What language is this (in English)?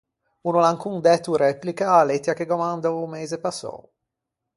Ligurian